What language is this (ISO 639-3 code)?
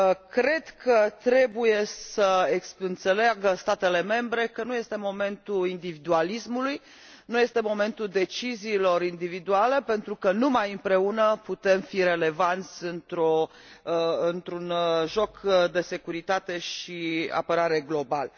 ron